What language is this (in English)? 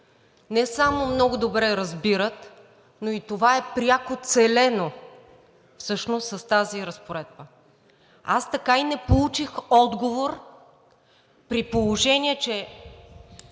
Bulgarian